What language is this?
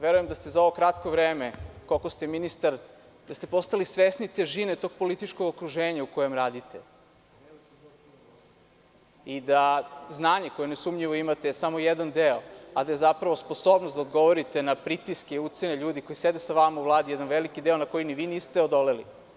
Serbian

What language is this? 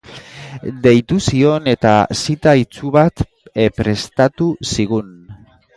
Basque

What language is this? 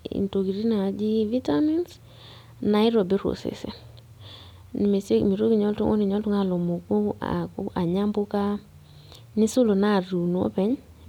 Masai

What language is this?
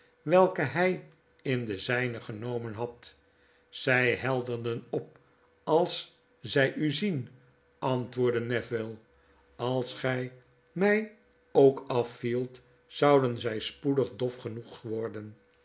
Dutch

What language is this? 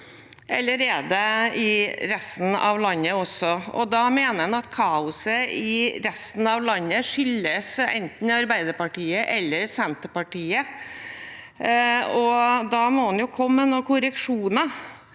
Norwegian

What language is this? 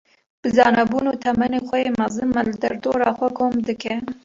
Kurdish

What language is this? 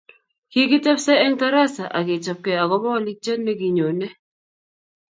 Kalenjin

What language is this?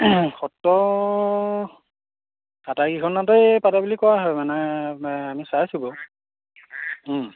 Assamese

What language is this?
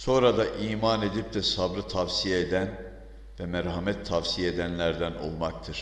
Turkish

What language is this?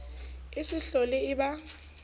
Southern Sotho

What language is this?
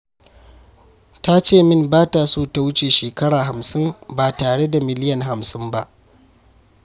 Hausa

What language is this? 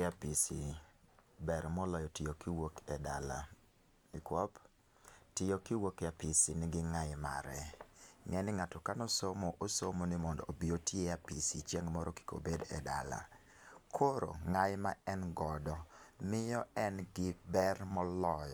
Luo (Kenya and Tanzania)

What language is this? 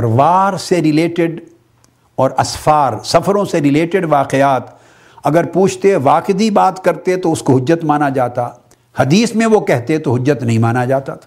Urdu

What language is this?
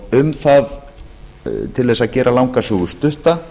Icelandic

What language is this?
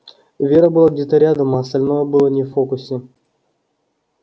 Russian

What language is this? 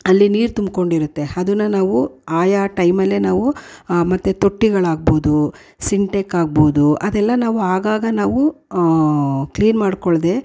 Kannada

